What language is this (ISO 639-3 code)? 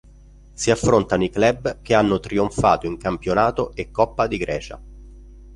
ita